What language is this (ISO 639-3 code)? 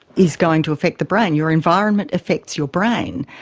eng